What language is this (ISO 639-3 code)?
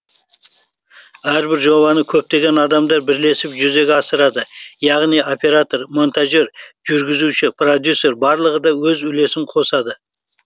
kaz